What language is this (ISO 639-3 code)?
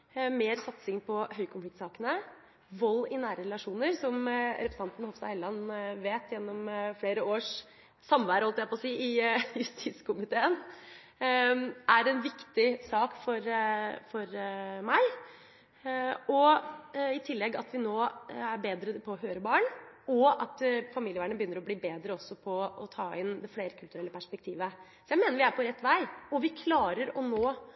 nob